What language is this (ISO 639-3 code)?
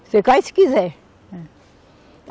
por